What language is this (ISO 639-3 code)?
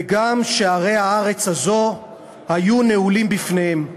heb